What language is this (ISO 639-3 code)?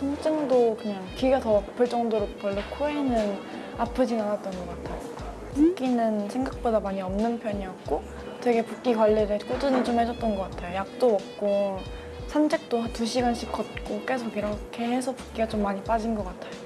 kor